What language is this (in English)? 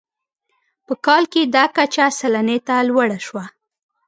Pashto